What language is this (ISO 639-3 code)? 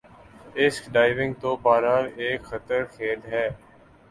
urd